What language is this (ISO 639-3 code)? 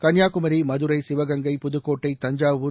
tam